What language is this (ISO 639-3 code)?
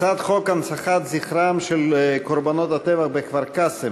heb